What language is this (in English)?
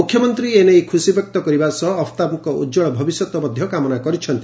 Odia